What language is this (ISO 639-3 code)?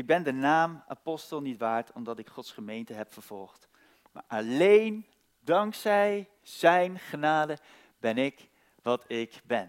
nld